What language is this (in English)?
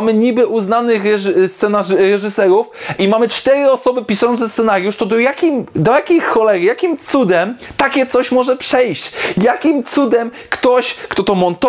Polish